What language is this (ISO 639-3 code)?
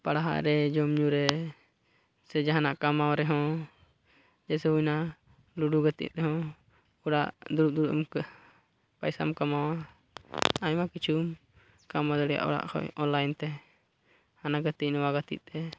sat